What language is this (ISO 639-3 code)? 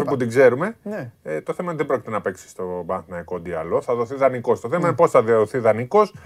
ell